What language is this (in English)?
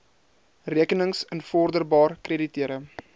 Afrikaans